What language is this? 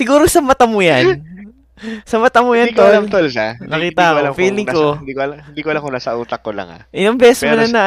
Filipino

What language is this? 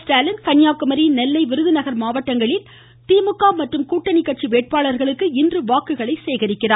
Tamil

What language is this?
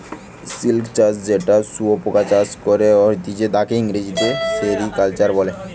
Bangla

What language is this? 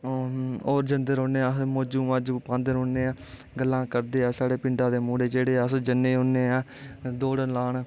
Dogri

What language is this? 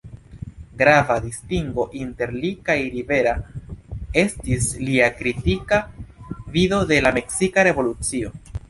Esperanto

